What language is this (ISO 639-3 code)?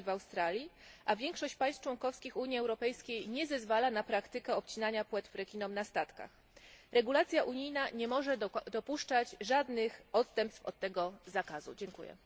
pol